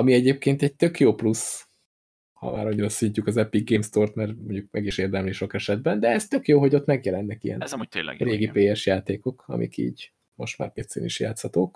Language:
Hungarian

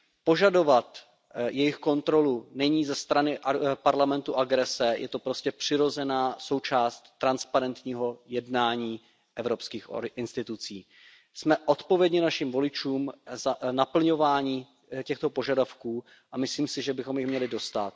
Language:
Czech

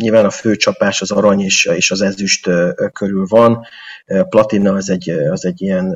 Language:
Hungarian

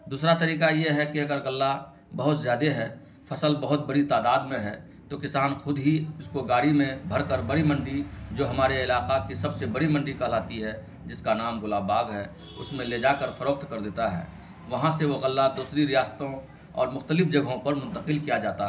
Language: Urdu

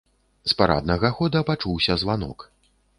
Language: Belarusian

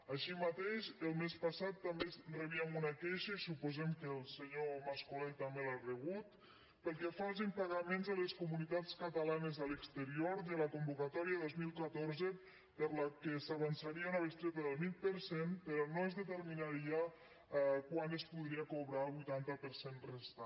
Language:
Catalan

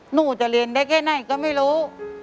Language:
Thai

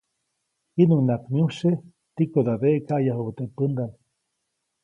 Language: Copainalá Zoque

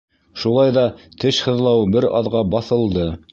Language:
Bashkir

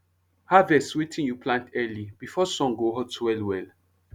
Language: Nigerian Pidgin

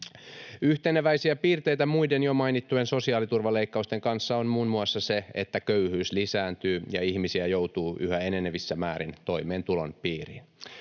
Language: Finnish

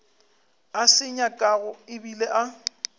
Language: Northern Sotho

